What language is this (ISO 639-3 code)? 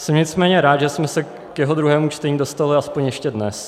ces